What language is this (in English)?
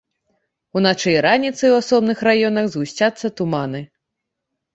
Belarusian